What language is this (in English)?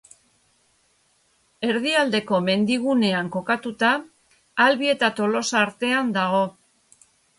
Basque